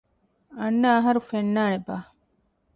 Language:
Divehi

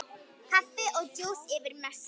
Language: Icelandic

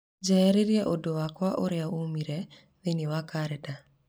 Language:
Kikuyu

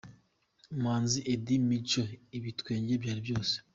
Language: Kinyarwanda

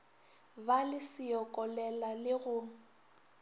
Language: Northern Sotho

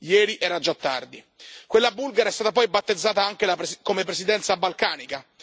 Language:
Italian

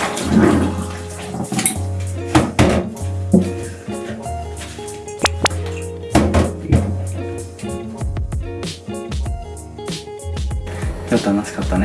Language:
Japanese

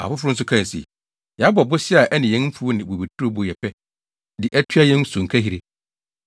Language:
Akan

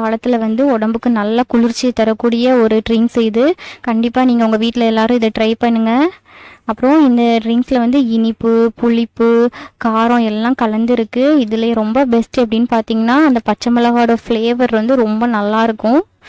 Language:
Indonesian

